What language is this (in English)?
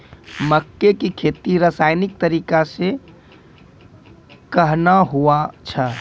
Maithili